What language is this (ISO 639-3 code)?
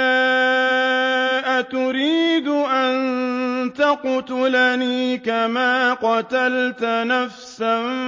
ara